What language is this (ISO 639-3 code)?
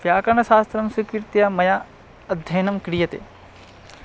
san